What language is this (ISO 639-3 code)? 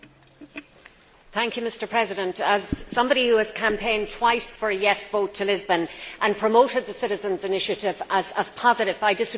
eng